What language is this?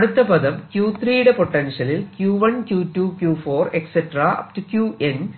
Malayalam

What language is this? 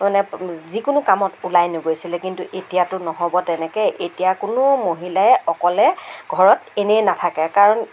Assamese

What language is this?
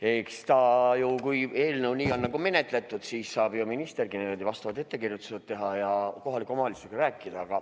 Estonian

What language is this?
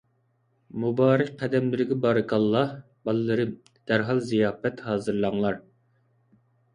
Uyghur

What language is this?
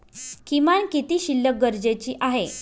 Marathi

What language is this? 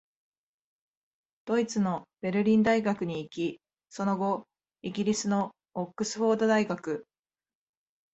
Japanese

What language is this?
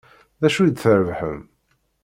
Kabyle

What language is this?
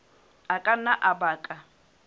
Southern Sotho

